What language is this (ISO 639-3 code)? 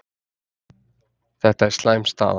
isl